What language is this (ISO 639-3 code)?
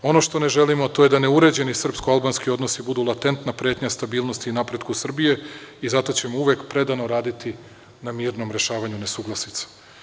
srp